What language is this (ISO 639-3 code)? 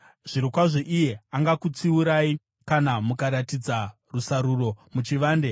sna